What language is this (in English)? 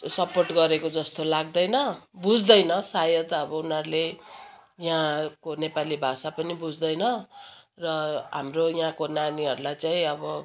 Nepali